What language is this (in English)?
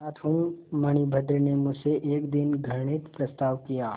Hindi